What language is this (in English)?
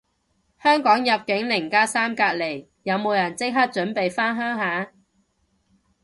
Cantonese